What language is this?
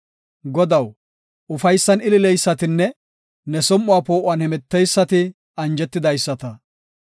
Gofa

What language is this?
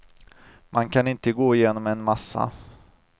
Swedish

